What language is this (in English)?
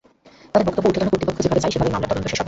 Bangla